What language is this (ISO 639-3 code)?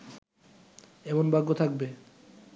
ben